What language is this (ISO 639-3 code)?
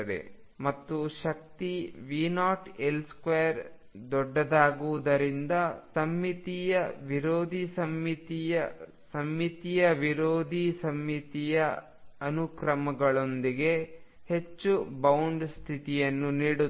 kan